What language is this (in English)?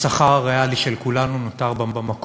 Hebrew